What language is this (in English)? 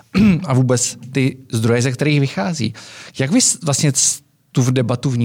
Czech